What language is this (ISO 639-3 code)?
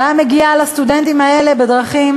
heb